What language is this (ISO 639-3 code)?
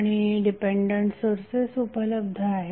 mar